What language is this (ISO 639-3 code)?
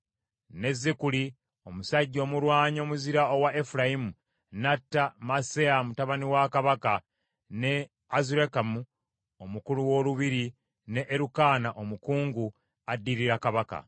lug